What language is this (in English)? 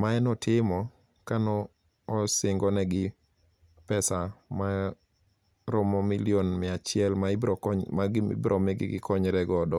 Luo (Kenya and Tanzania)